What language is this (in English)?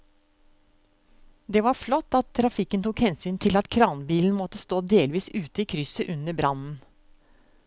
Norwegian